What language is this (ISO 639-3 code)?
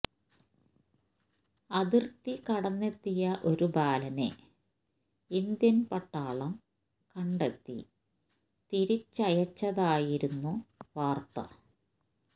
mal